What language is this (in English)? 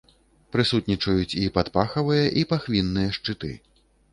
Belarusian